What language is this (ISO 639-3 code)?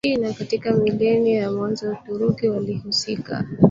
swa